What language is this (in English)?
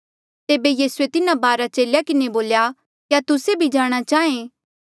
Mandeali